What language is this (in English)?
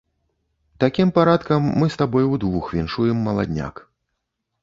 Belarusian